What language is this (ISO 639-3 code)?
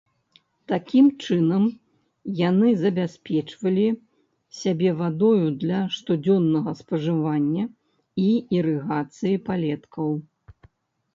bel